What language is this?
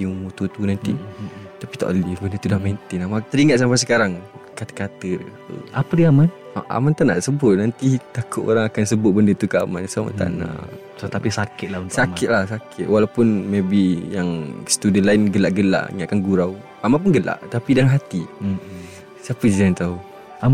Malay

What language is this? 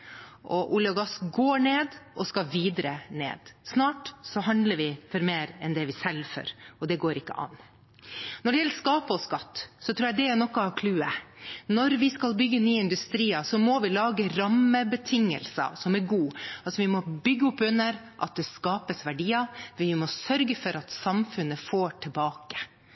Norwegian Bokmål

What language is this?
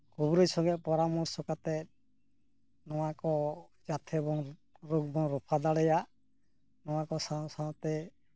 Santali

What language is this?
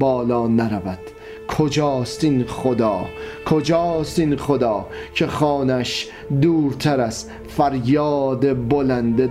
Persian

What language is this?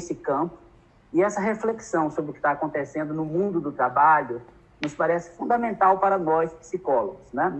Portuguese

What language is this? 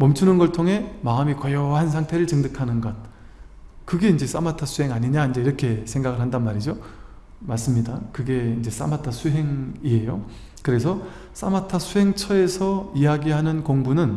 Korean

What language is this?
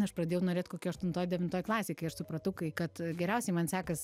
Lithuanian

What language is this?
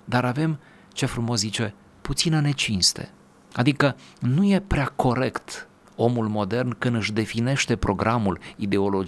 Romanian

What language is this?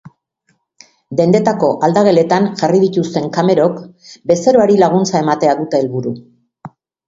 Basque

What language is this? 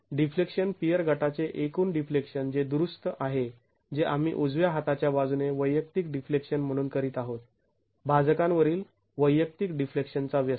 Marathi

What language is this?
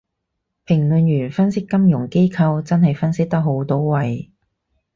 Cantonese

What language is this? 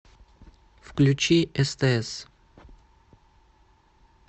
Russian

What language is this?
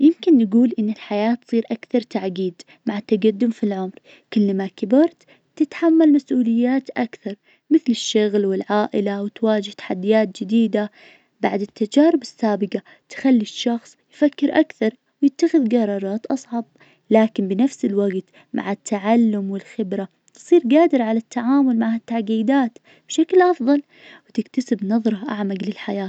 Najdi Arabic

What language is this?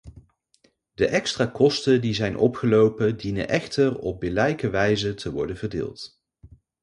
Dutch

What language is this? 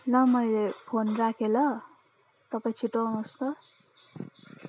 Nepali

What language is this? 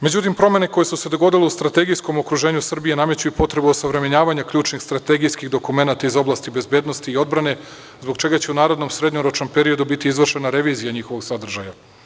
Serbian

